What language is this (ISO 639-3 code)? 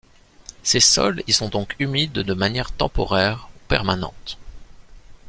fra